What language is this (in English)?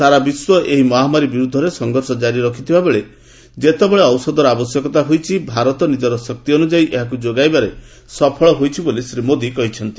Odia